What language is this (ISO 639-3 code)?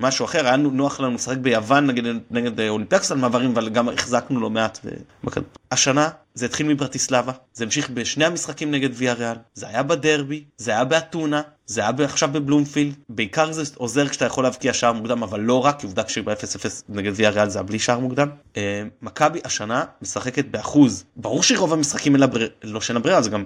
heb